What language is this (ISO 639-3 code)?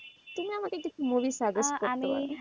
ben